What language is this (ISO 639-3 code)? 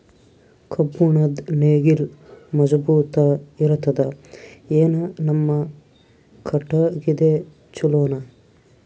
kan